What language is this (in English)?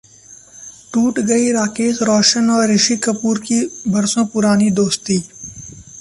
Hindi